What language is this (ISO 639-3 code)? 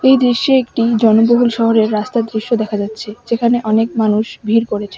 ben